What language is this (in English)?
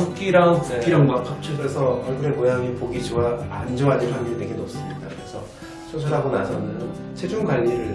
Korean